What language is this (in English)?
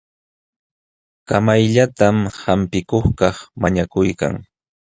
Jauja Wanca Quechua